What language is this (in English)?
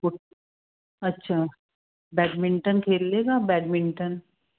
Punjabi